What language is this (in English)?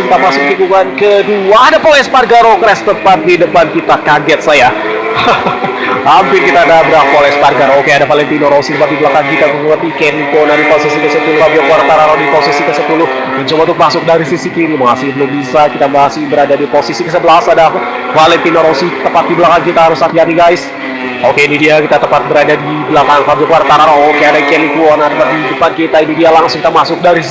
Indonesian